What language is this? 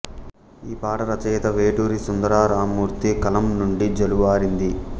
Telugu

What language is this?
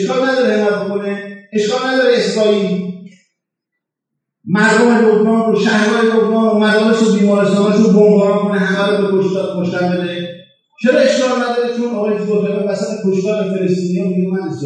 Persian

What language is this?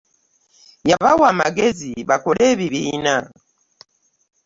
Ganda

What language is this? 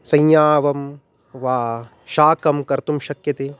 Sanskrit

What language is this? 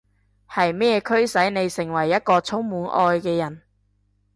Cantonese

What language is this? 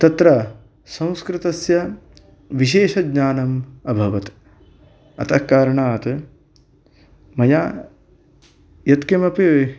Sanskrit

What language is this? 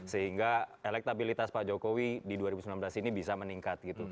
Indonesian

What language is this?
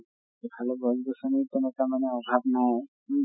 Assamese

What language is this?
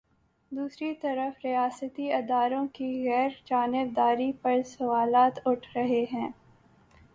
Urdu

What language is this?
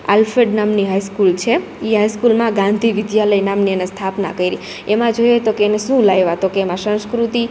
Gujarati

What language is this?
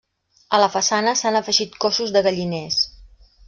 Catalan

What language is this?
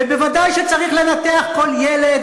Hebrew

